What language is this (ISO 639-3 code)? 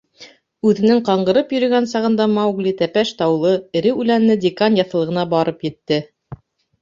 bak